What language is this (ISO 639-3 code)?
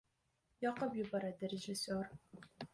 uzb